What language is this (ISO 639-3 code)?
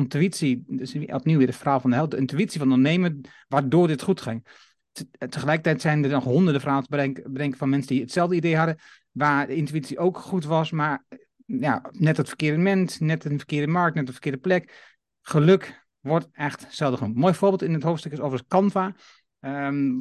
nld